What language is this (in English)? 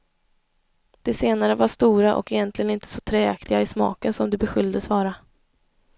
Swedish